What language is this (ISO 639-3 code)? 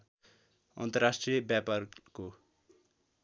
nep